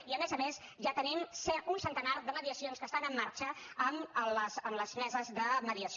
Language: Catalan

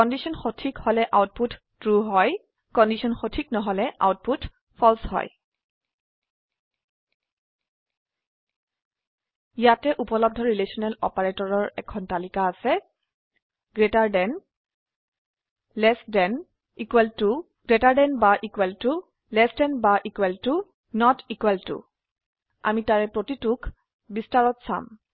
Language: Assamese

